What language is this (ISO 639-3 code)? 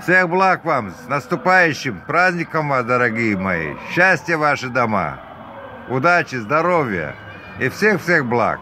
rus